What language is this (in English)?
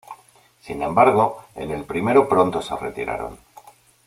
Spanish